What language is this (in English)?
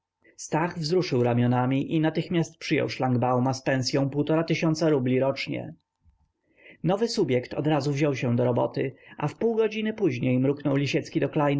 Polish